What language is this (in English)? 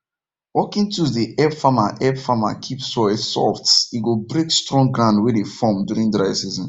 Nigerian Pidgin